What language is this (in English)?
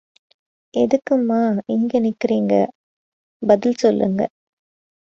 Tamil